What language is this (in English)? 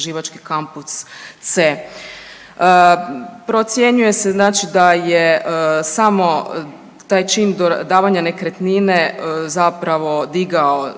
Croatian